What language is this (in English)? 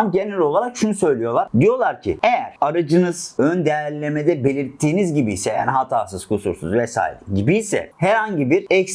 Turkish